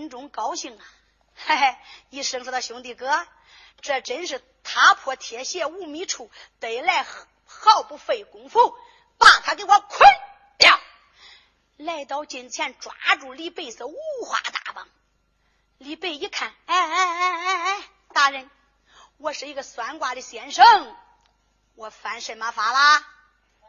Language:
Chinese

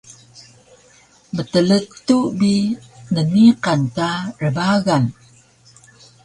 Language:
Taroko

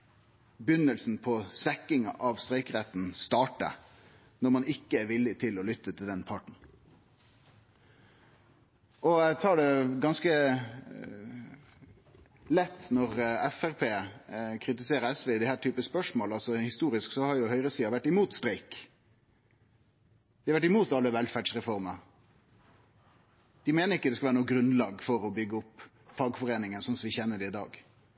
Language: Norwegian Nynorsk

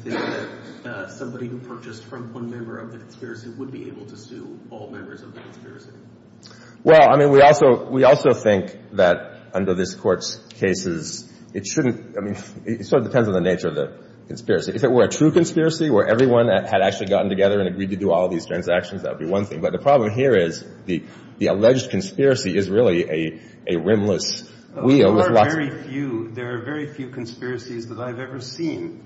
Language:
English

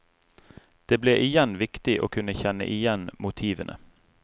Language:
Norwegian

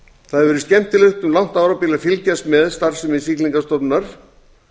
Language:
Icelandic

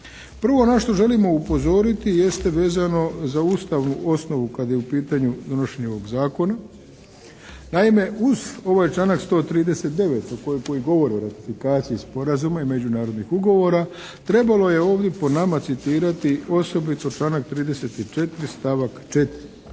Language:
Croatian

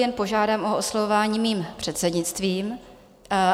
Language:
Czech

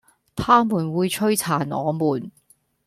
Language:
Cantonese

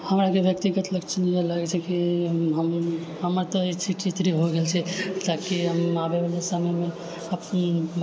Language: Maithili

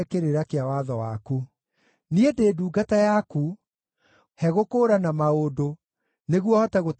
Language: Kikuyu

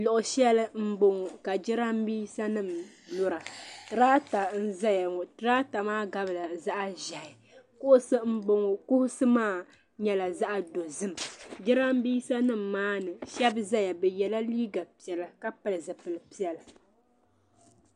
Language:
Dagbani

